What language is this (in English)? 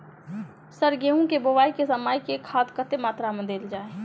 Maithili